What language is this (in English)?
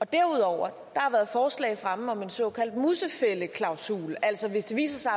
Danish